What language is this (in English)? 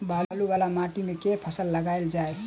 Maithili